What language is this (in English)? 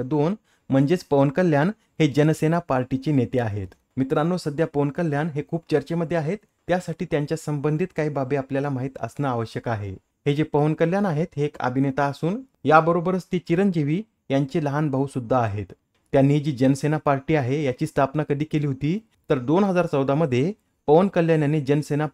Marathi